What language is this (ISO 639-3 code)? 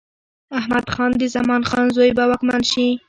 pus